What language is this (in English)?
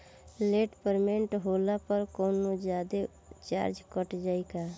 Bhojpuri